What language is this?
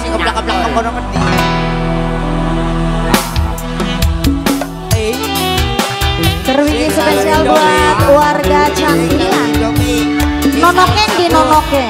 Indonesian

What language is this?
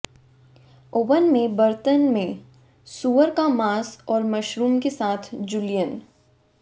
Hindi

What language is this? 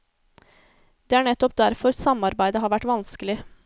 Norwegian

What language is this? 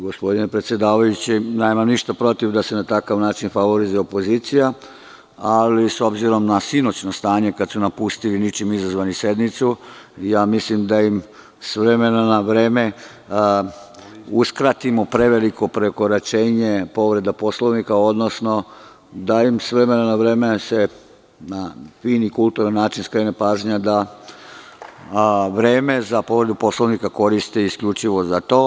Serbian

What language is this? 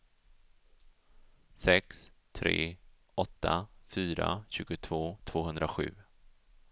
Swedish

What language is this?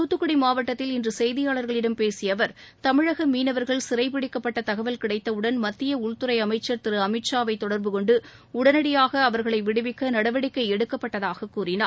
Tamil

